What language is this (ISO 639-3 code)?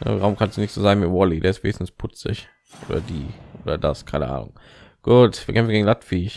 deu